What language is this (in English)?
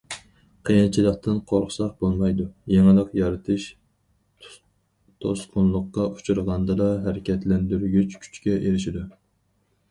Uyghur